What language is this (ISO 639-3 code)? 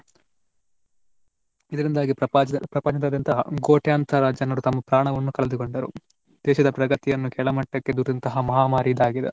kan